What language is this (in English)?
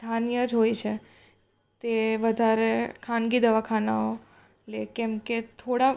Gujarati